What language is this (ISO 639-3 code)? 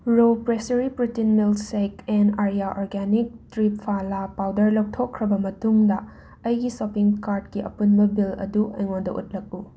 mni